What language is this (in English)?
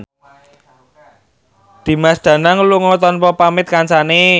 Javanese